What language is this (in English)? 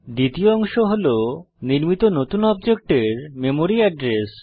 Bangla